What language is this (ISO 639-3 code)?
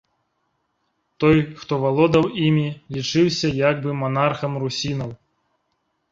bel